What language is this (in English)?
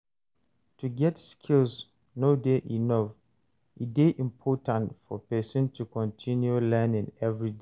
Nigerian Pidgin